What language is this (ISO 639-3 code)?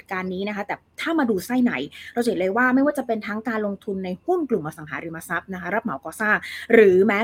tha